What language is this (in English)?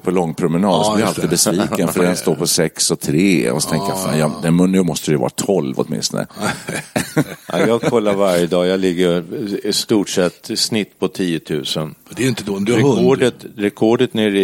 Swedish